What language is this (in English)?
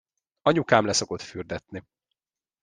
Hungarian